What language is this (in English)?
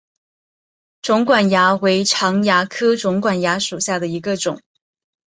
Chinese